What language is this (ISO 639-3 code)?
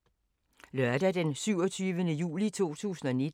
dan